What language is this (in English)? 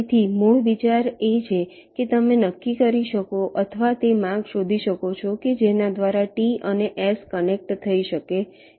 Gujarati